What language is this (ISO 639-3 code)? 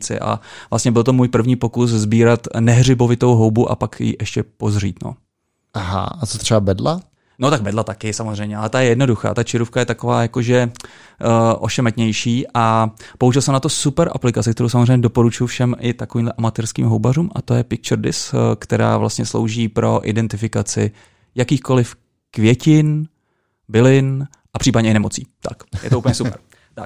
ces